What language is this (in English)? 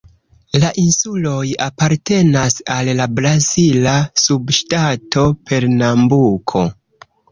Esperanto